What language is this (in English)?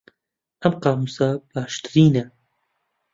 Central Kurdish